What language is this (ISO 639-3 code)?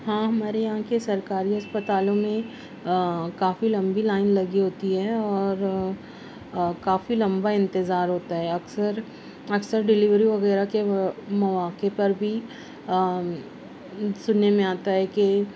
urd